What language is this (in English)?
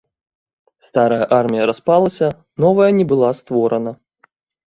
Belarusian